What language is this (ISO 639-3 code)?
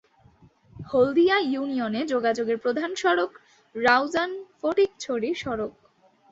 ben